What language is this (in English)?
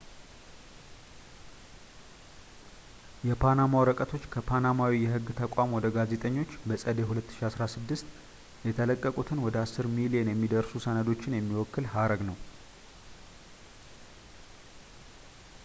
Amharic